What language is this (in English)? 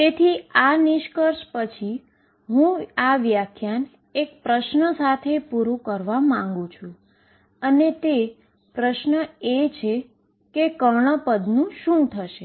Gujarati